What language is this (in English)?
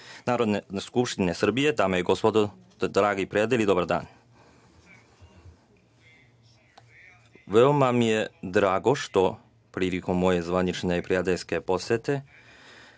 Serbian